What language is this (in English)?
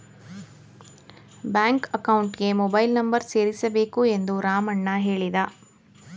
Kannada